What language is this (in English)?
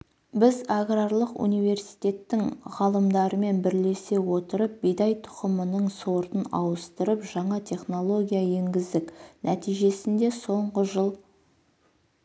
Kazakh